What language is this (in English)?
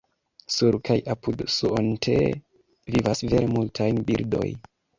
Esperanto